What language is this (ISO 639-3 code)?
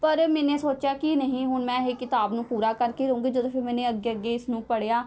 pan